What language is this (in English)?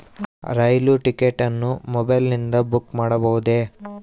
Kannada